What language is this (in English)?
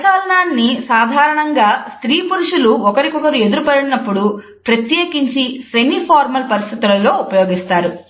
Telugu